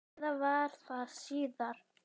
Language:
Icelandic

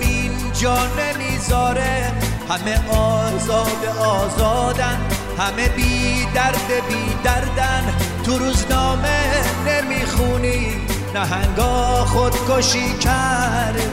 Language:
Persian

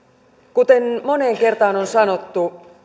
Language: Finnish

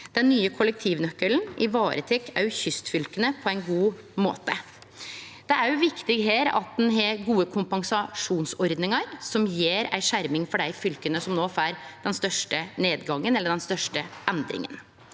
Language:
Norwegian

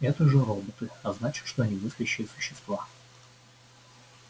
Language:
Russian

